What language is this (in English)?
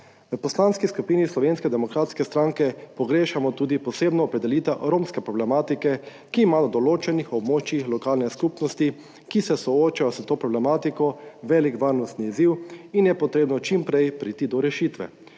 Slovenian